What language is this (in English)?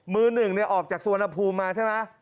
Thai